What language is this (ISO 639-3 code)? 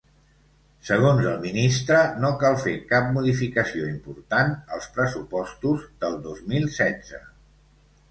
cat